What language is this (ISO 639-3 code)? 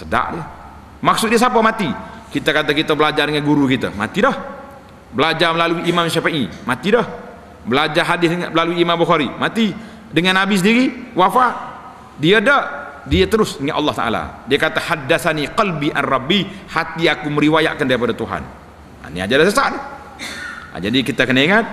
msa